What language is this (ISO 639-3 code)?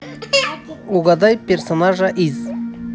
rus